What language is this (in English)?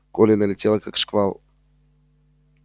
Russian